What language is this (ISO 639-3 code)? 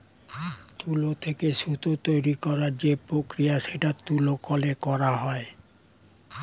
ben